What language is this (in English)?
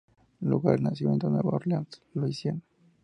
Spanish